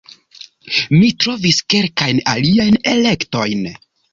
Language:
Esperanto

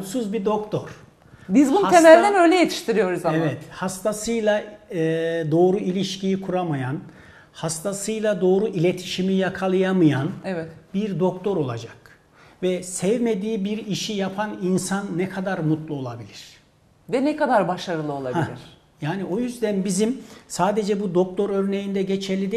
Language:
Turkish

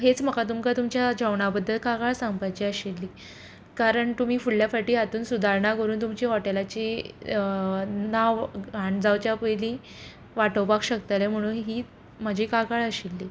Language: Konkani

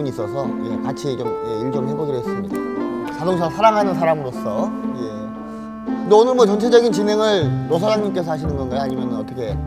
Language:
Korean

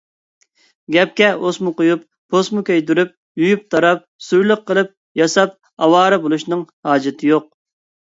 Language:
Uyghur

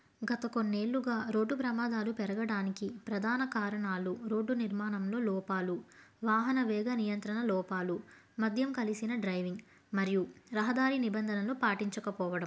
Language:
Telugu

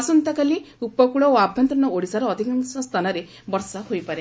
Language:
Odia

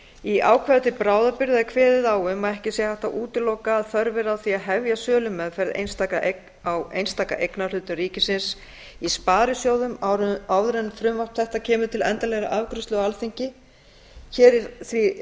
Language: Icelandic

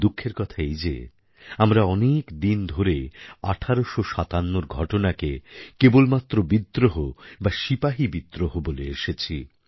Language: Bangla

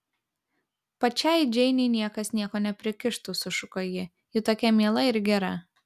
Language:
Lithuanian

